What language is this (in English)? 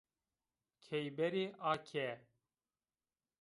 Zaza